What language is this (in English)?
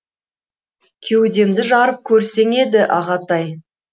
Kazakh